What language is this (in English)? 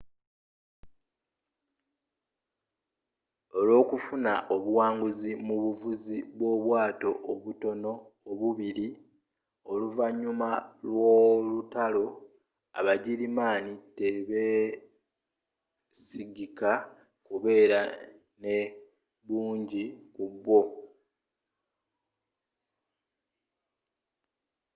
Ganda